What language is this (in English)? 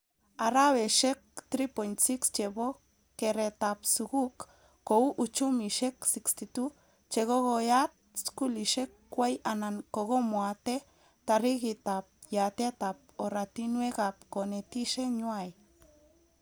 Kalenjin